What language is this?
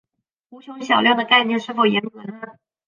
Chinese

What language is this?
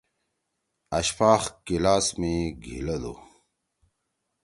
Torwali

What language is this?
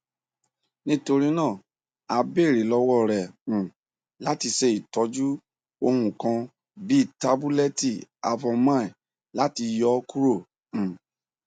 Yoruba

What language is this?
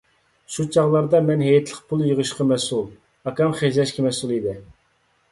Uyghur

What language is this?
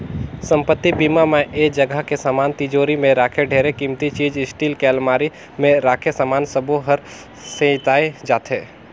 Chhattisgarhi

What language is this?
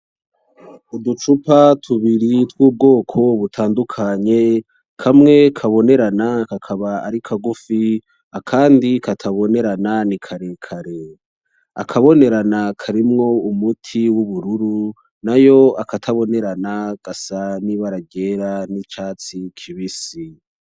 Rundi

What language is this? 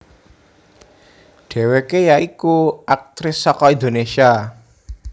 Javanese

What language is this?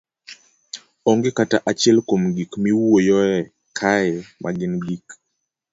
Luo (Kenya and Tanzania)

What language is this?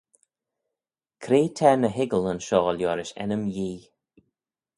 Manx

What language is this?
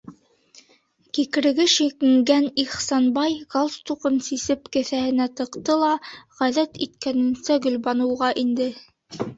Bashkir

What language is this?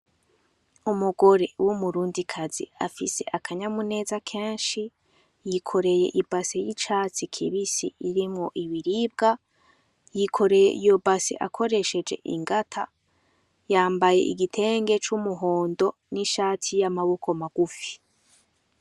Rundi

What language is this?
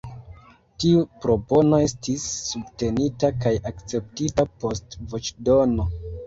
Esperanto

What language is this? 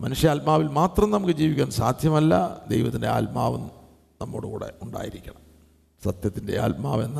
Malayalam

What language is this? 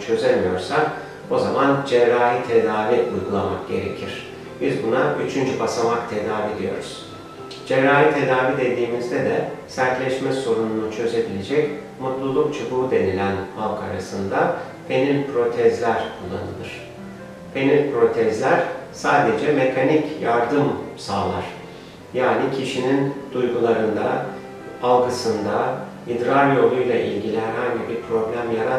Turkish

